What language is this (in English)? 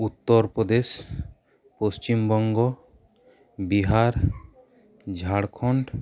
Santali